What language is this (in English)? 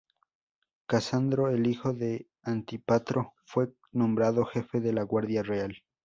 Spanish